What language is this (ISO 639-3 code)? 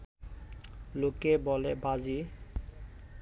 ben